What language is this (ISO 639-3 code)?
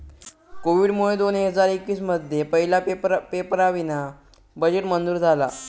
mar